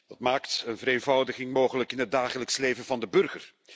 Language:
Dutch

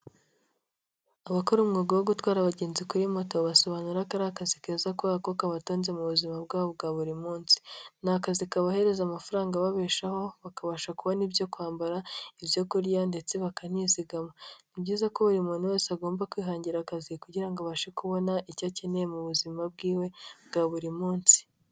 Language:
Kinyarwanda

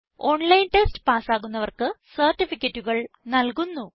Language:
Malayalam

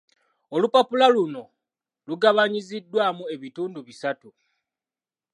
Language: Ganda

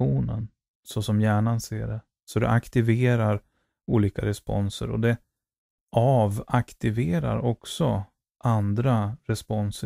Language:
Swedish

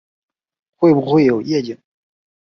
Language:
Chinese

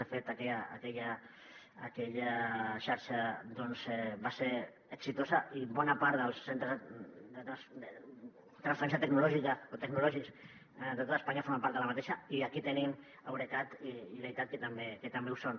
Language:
Catalan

